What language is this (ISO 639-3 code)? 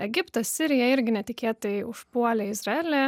lit